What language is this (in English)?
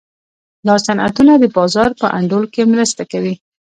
Pashto